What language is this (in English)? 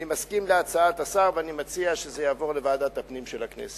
Hebrew